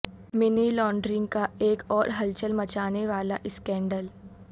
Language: Urdu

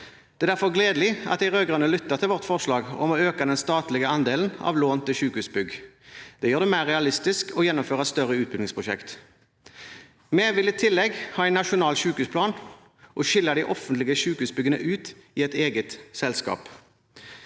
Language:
Norwegian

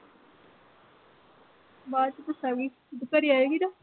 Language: Punjabi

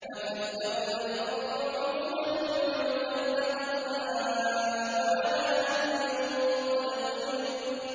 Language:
Arabic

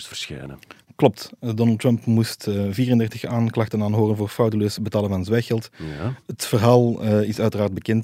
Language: Dutch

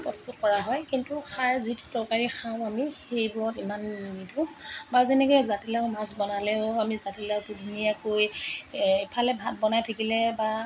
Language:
Assamese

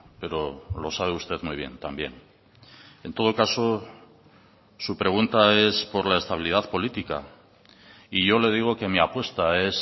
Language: Spanish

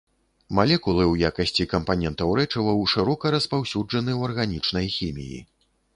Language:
Belarusian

